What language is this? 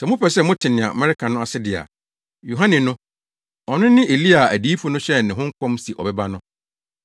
Akan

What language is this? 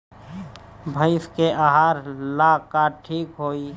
Bhojpuri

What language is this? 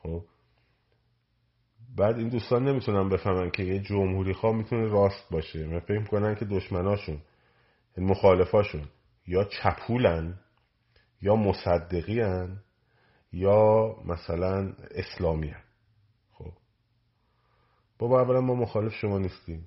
Persian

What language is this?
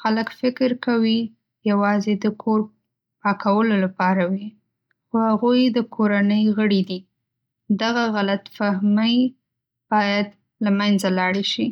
Pashto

